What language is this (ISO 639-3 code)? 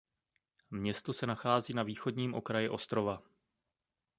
ces